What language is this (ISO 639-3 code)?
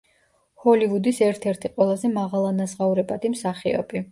kat